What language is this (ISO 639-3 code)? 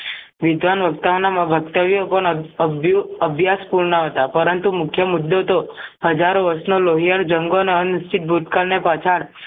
guj